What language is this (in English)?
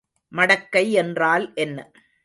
Tamil